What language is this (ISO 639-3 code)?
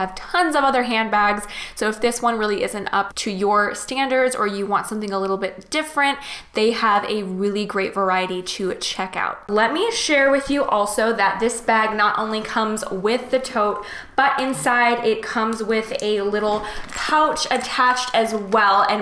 eng